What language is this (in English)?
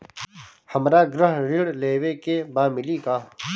Bhojpuri